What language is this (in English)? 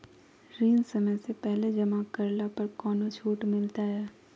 Magahi